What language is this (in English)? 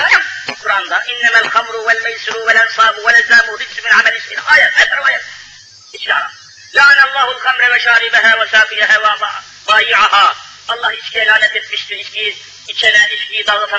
Turkish